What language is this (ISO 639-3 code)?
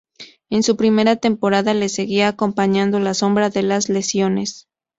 spa